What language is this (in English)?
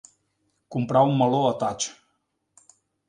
Catalan